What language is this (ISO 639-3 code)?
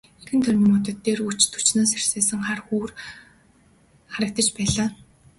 mon